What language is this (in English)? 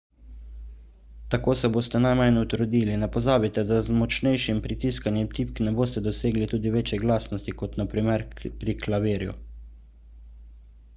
Slovenian